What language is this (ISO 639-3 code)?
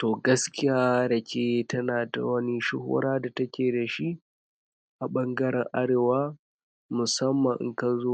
hau